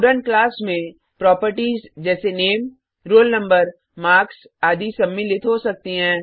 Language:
Hindi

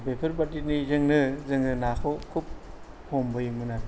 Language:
Bodo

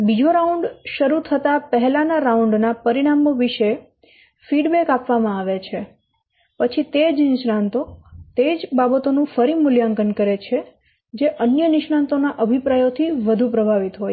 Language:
Gujarati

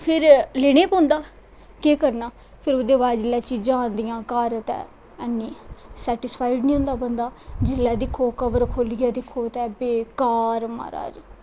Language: Dogri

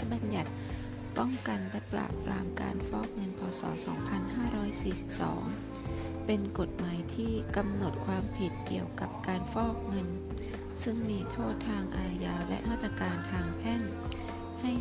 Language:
Thai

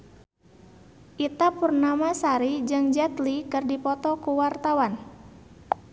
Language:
Sundanese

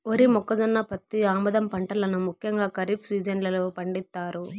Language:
Telugu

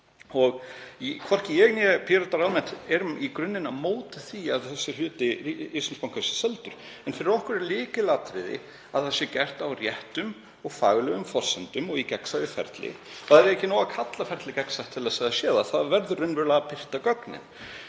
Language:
Icelandic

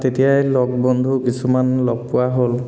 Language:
Assamese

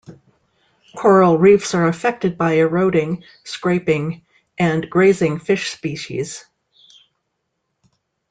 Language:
English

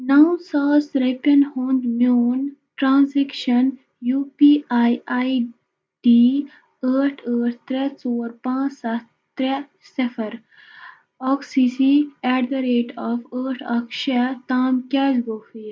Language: Kashmiri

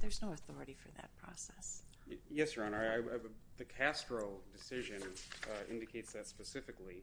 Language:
English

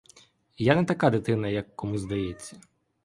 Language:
Ukrainian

